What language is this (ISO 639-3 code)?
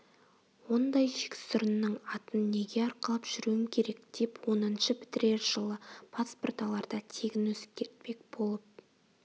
kaz